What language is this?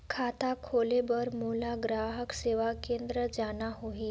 Chhattisgarhi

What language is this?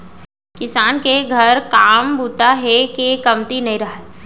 Chhattisgarhi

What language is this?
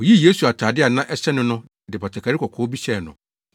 Akan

